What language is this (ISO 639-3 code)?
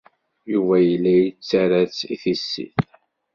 kab